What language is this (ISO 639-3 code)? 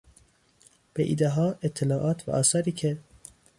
fas